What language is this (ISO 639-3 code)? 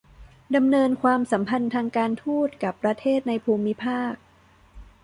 tha